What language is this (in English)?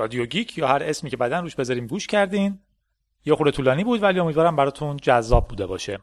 Persian